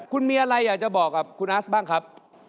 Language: Thai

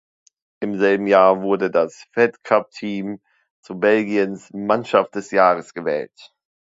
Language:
German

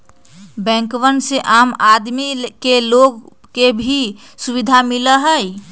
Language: Magahi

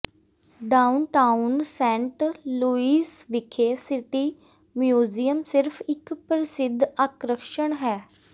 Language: Punjabi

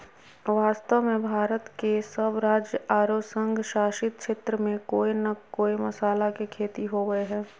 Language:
Magahi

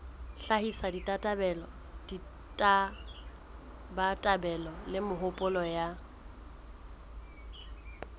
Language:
Southern Sotho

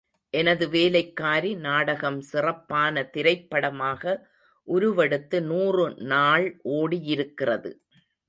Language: Tamil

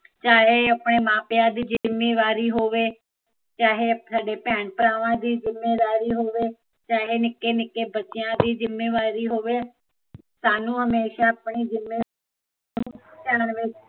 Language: Punjabi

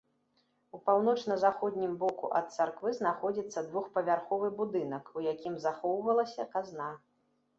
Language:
Belarusian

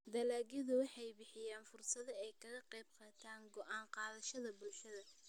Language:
Somali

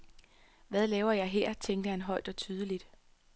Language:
Danish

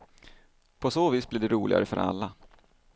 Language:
Swedish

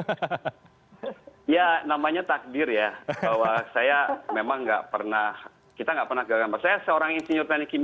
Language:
Indonesian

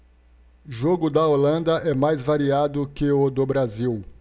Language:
Portuguese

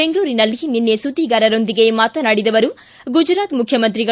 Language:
Kannada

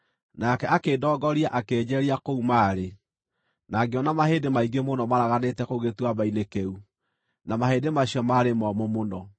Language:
Kikuyu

